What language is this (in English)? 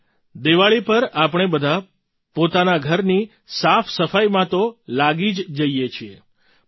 Gujarati